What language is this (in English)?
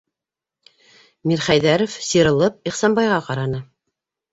Bashkir